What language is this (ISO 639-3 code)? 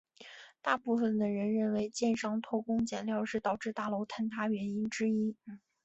zho